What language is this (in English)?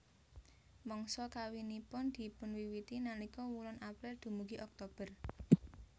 Javanese